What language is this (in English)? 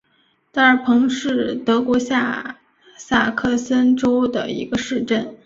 Chinese